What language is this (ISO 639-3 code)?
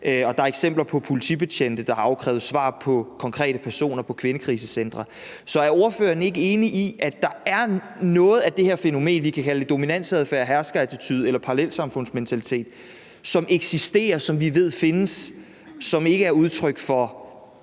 dan